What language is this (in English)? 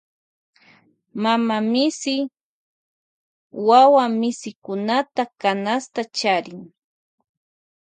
Loja Highland Quichua